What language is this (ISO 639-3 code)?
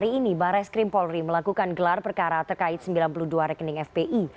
ind